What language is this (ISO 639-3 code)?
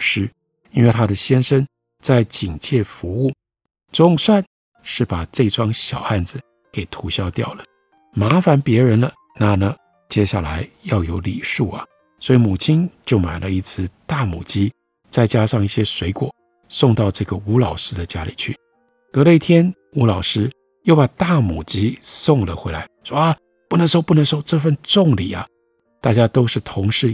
zho